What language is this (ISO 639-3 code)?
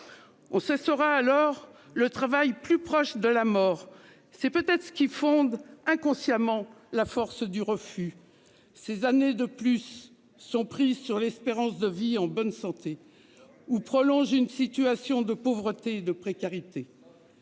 fra